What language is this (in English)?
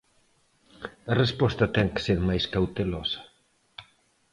Galician